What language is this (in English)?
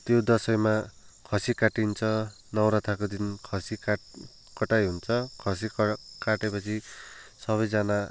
Nepali